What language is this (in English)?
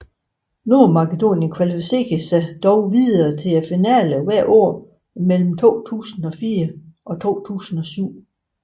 Danish